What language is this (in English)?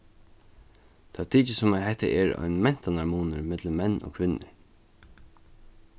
Faroese